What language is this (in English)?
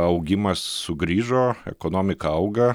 Lithuanian